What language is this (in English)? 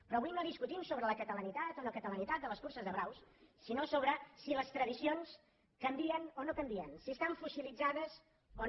Catalan